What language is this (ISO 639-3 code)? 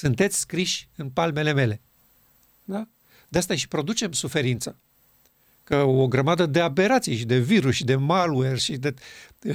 ron